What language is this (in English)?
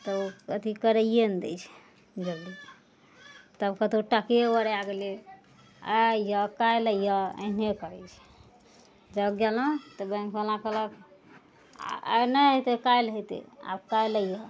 Maithili